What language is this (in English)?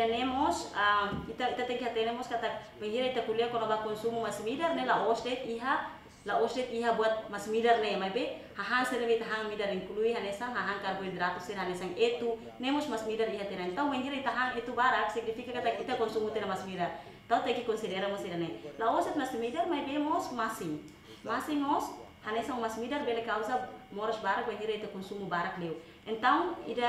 Indonesian